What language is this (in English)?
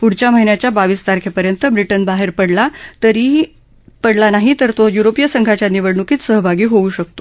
Marathi